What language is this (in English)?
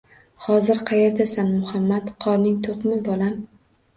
Uzbek